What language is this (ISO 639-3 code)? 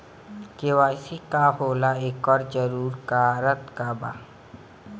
bho